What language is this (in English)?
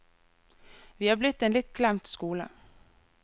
Norwegian